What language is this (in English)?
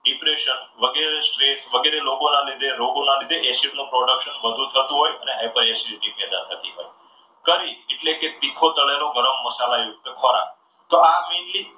Gujarati